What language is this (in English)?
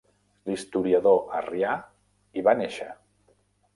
Catalan